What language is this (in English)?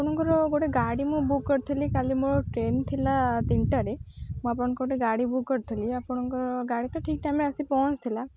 Odia